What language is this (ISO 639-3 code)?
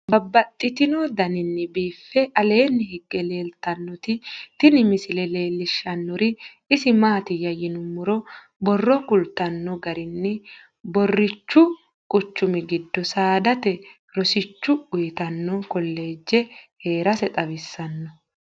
sid